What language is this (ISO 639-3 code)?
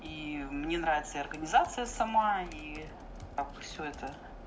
rus